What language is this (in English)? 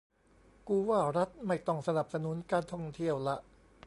Thai